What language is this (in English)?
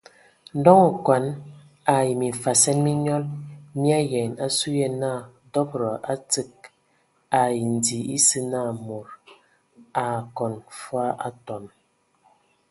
Ewondo